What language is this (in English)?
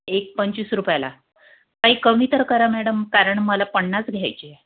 Marathi